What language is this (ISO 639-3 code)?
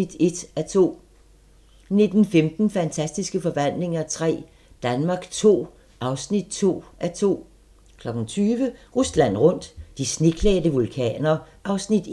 dan